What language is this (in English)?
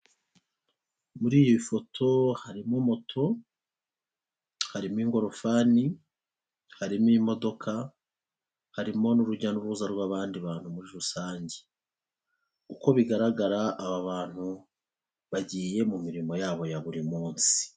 Kinyarwanda